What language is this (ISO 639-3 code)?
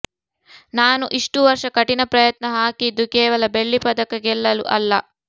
kan